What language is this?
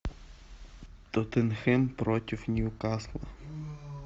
Russian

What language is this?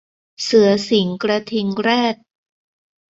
Thai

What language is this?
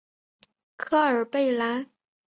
Chinese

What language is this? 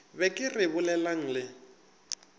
Northern Sotho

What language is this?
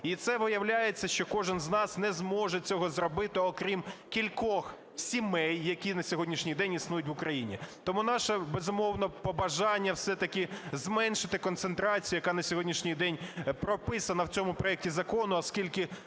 Ukrainian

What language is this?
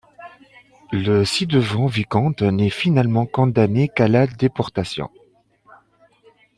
French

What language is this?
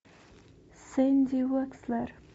Russian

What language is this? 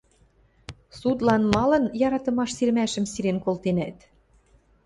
Western Mari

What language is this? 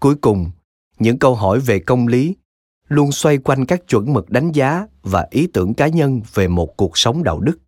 Vietnamese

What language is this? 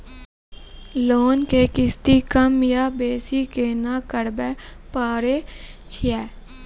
Maithili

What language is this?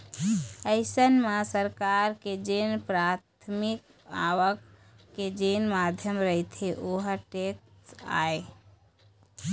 Chhattisgarhi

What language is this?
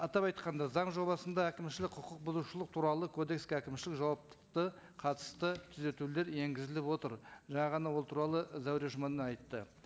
Kazakh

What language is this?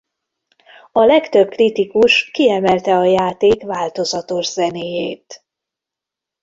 Hungarian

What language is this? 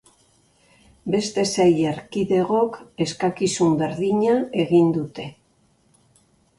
Basque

